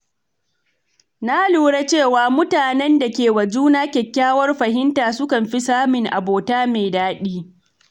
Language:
Hausa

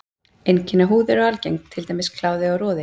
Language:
Icelandic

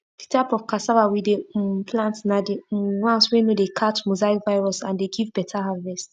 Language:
Nigerian Pidgin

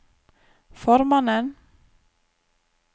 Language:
Norwegian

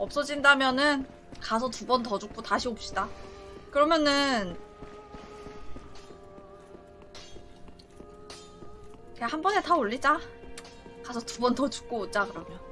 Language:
Korean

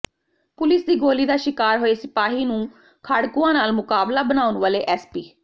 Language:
Punjabi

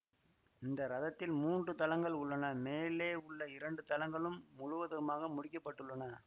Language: Tamil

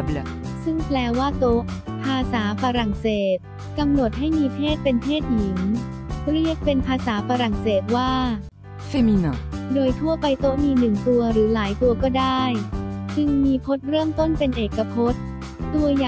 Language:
Thai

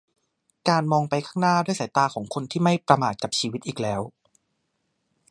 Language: Thai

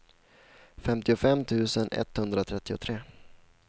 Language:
Swedish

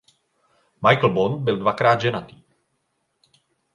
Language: Czech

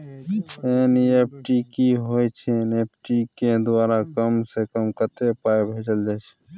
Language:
Maithili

